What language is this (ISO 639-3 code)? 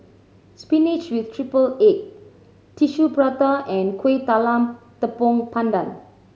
eng